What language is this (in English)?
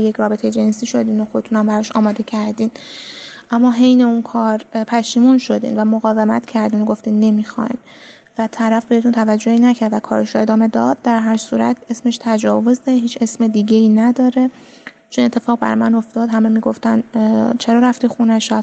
Persian